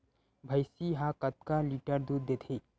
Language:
Chhattisgarhi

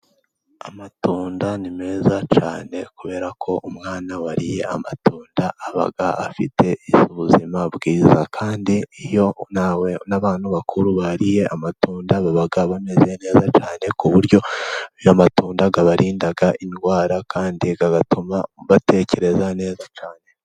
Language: Kinyarwanda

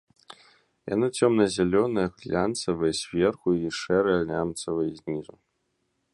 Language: Belarusian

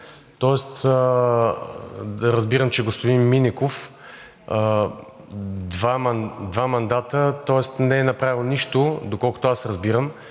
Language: Bulgarian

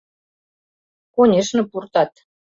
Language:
Mari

